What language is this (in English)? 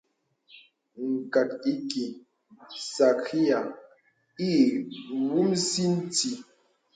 Bebele